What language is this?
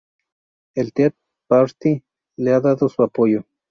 Spanish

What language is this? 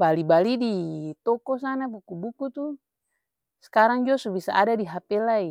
Ambonese Malay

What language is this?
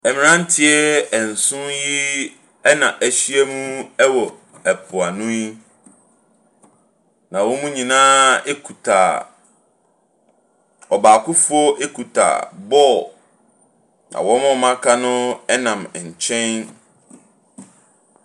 Akan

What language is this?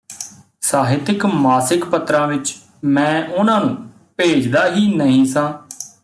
Punjabi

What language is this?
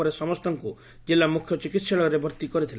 Odia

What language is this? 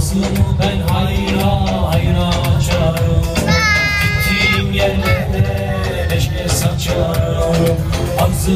Turkish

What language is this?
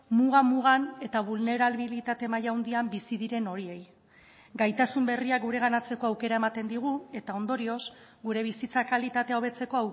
Basque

